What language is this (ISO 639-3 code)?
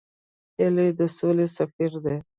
pus